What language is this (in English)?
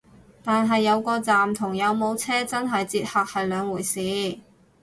Cantonese